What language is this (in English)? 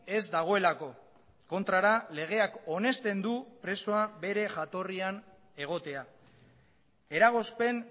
Basque